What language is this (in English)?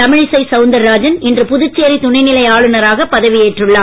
Tamil